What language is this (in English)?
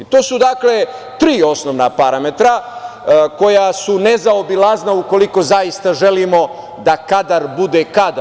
Serbian